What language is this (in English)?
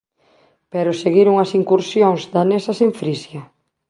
Galician